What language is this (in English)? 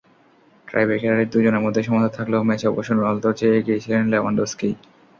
Bangla